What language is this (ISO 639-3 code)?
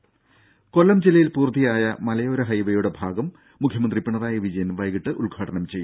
mal